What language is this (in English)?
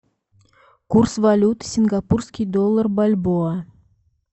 Russian